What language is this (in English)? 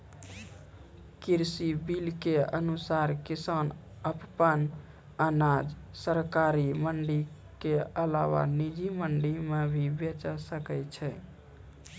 Maithili